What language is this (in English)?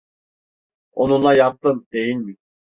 Turkish